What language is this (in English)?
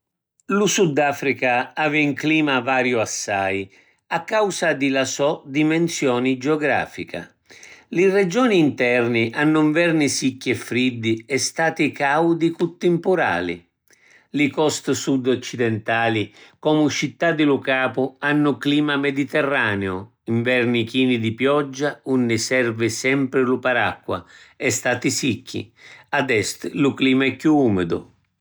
Sicilian